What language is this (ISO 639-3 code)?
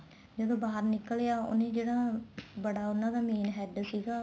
pan